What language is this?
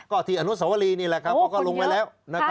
Thai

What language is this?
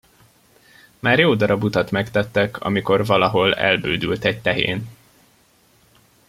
Hungarian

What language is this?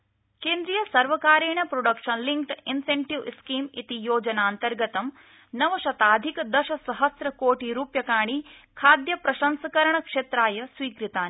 Sanskrit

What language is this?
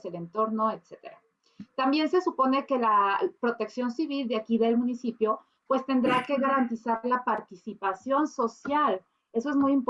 Spanish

